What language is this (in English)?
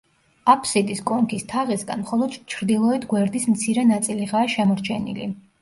Georgian